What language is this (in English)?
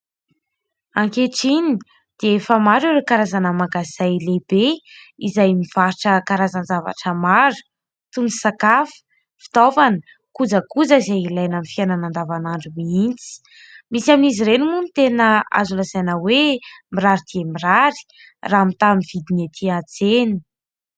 Malagasy